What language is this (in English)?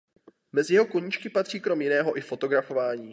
Czech